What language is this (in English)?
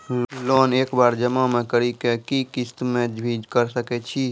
Maithili